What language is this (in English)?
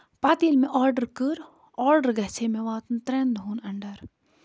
Kashmiri